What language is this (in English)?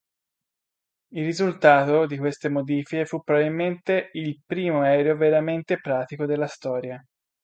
Italian